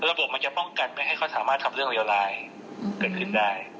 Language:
Thai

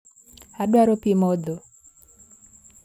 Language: Luo (Kenya and Tanzania)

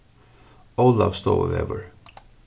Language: Faroese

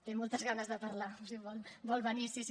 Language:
Catalan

